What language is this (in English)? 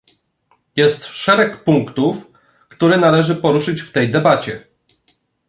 Polish